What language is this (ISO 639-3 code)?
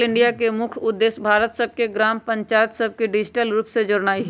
mag